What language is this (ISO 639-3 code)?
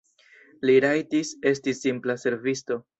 epo